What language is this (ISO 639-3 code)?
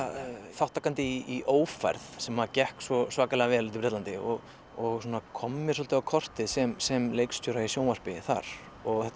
isl